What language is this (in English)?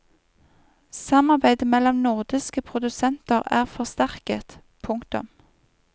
Norwegian